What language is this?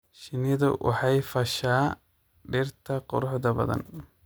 Somali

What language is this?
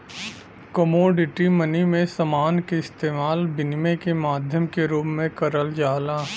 Bhojpuri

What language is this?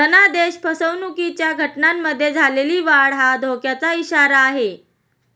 Marathi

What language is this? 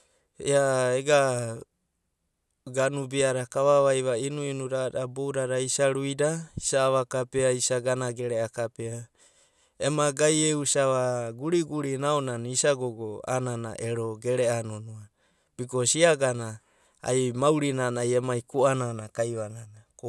Abadi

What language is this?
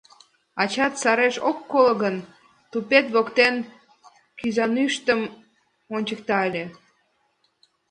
Mari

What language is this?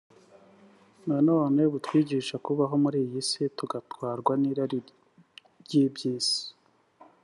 Kinyarwanda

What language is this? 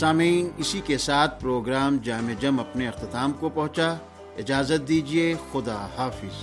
Urdu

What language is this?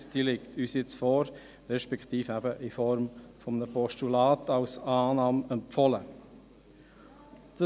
Swiss German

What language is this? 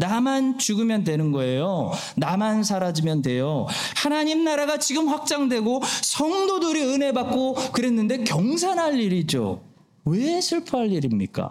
Korean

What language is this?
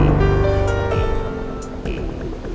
Indonesian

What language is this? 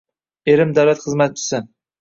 Uzbek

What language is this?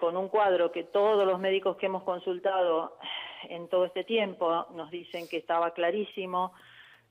Spanish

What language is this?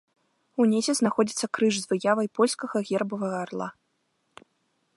Belarusian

